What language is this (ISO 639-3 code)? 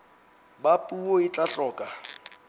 sot